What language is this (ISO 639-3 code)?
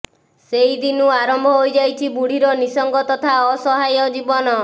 ori